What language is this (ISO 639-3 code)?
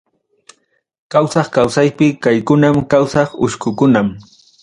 quy